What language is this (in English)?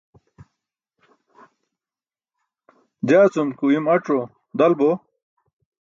Burushaski